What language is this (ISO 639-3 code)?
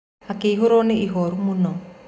kik